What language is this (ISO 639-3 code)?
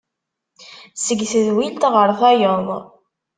kab